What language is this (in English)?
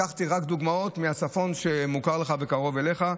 Hebrew